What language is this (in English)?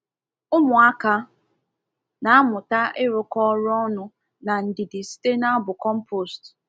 Igbo